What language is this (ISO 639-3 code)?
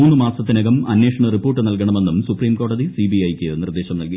mal